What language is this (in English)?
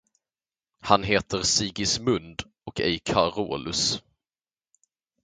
Swedish